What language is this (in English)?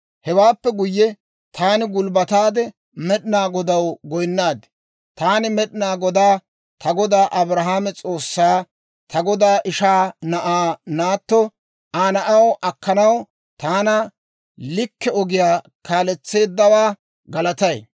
Dawro